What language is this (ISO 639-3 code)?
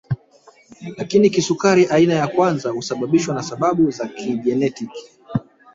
swa